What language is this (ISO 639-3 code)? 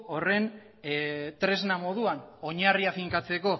eus